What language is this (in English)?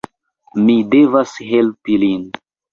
Esperanto